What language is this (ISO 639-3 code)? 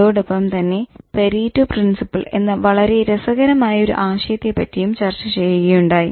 mal